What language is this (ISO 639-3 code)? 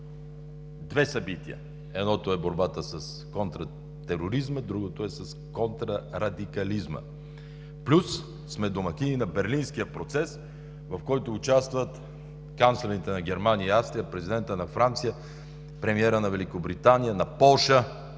bul